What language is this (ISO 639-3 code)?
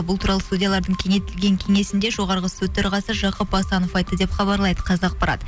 kaz